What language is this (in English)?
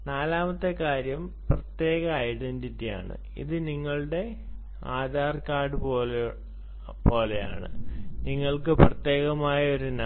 Malayalam